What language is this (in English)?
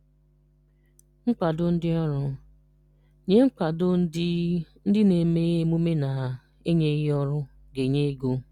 Igbo